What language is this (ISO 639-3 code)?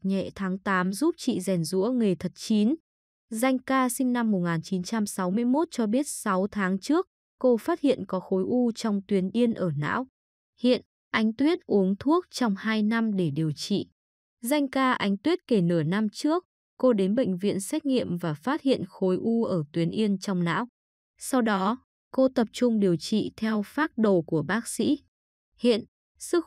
vie